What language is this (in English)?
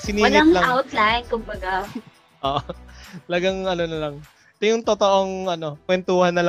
Filipino